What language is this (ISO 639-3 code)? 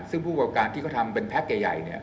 tha